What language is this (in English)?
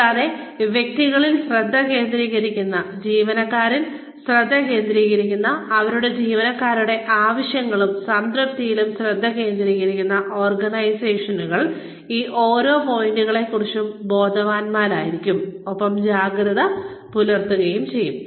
Malayalam